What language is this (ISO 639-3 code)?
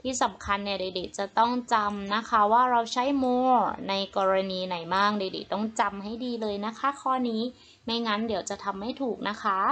tha